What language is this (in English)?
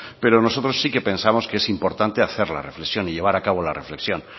Spanish